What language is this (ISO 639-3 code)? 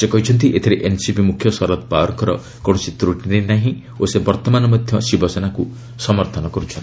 ori